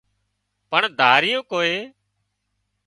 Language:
Wadiyara Koli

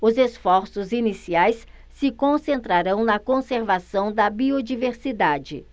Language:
Portuguese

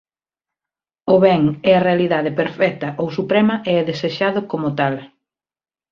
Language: Galician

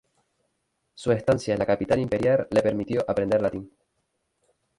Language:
Spanish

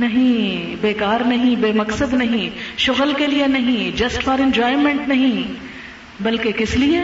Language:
Urdu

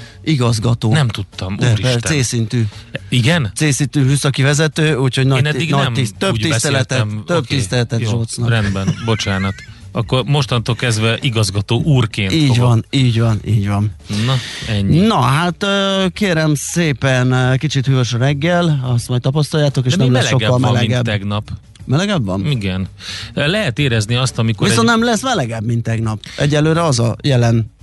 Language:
Hungarian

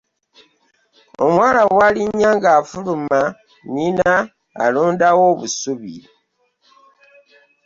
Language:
Ganda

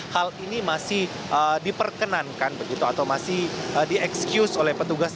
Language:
Indonesian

